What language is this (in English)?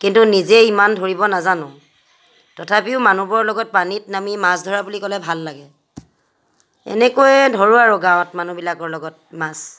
Assamese